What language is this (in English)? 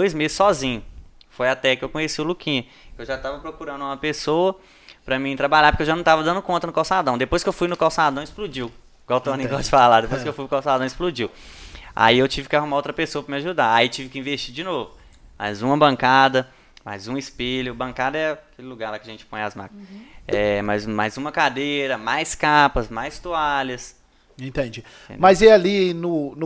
Portuguese